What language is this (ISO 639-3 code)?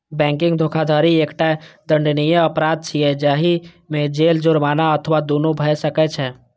mai